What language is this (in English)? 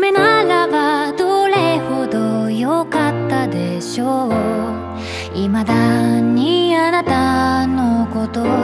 Japanese